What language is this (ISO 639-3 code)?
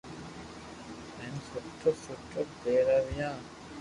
lrk